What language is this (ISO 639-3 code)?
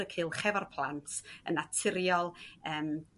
cym